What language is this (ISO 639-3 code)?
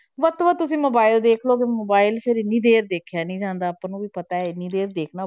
pan